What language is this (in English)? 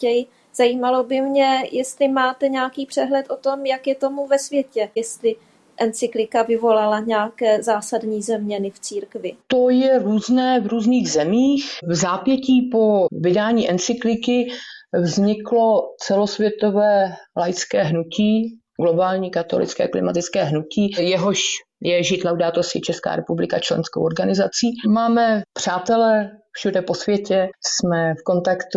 Czech